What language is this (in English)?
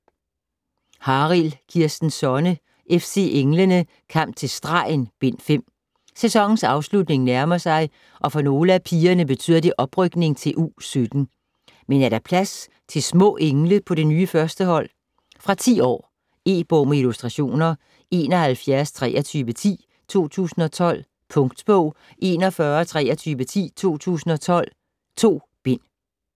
Danish